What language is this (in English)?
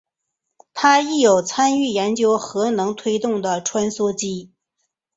Chinese